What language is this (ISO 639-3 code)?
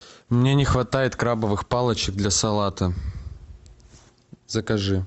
rus